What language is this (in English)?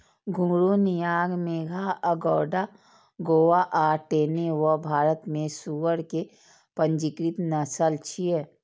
Maithili